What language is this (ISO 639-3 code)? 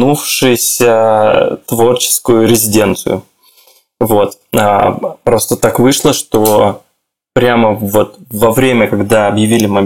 rus